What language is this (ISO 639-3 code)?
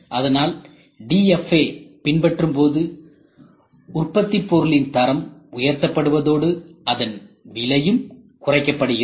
tam